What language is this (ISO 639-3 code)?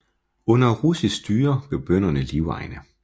dan